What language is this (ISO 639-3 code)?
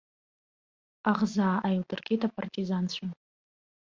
abk